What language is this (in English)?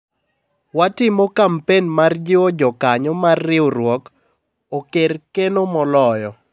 Luo (Kenya and Tanzania)